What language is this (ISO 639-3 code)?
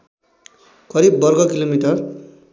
nep